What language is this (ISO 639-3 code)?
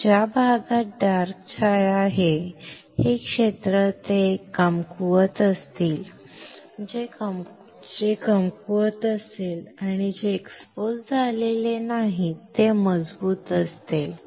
mar